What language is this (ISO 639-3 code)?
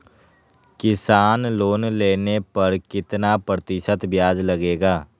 mag